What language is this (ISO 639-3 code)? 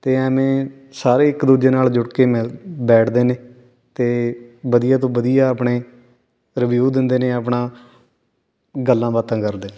pan